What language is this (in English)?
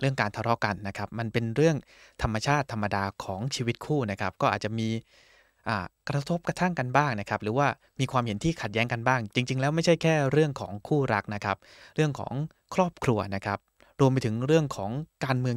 Thai